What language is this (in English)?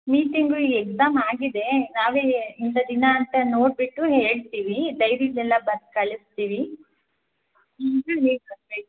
Kannada